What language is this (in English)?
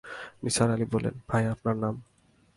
Bangla